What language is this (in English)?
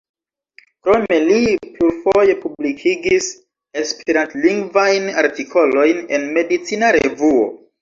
Esperanto